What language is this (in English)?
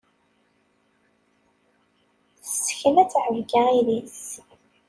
Kabyle